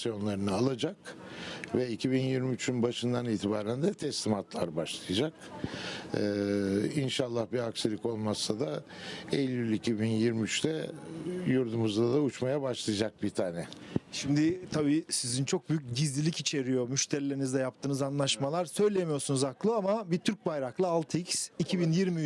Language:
Turkish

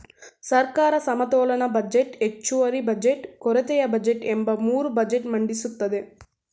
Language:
Kannada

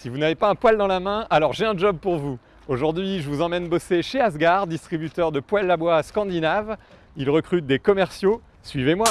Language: French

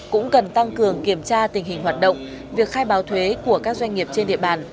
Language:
Vietnamese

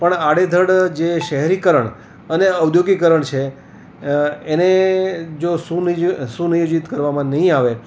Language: Gujarati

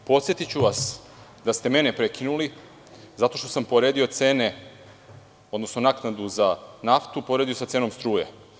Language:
Serbian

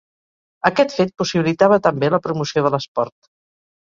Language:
Catalan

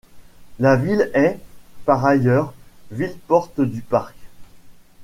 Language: French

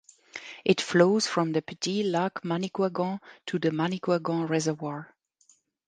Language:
English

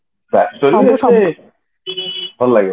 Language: Odia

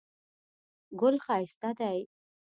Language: Pashto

